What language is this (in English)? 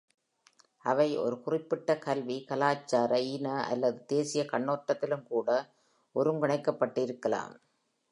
Tamil